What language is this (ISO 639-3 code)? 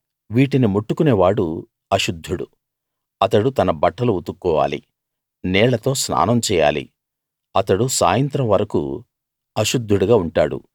tel